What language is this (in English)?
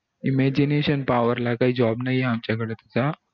Marathi